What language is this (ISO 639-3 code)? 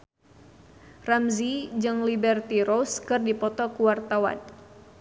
sun